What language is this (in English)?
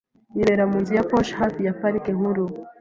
Kinyarwanda